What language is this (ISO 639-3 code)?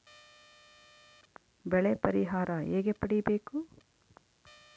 kan